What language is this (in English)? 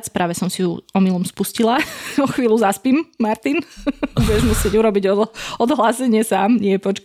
Slovak